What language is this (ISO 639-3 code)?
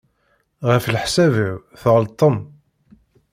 kab